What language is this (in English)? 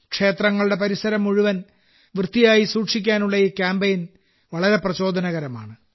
Malayalam